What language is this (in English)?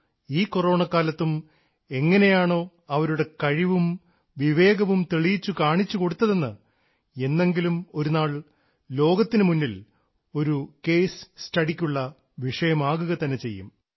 Malayalam